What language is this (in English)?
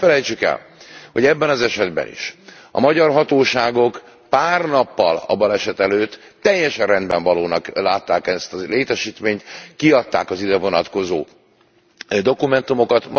Hungarian